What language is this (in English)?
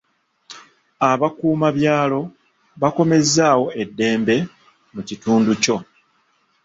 Ganda